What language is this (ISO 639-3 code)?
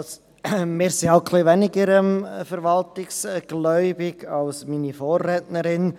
gsw